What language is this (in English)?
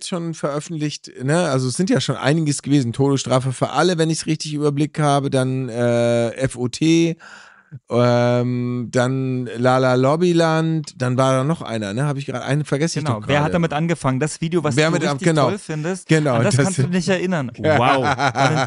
German